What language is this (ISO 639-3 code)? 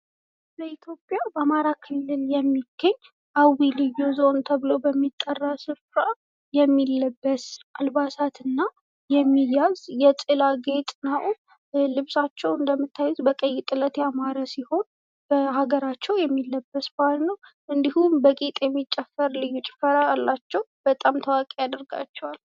amh